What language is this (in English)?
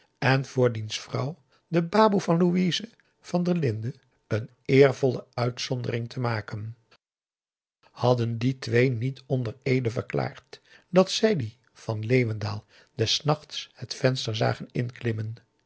Dutch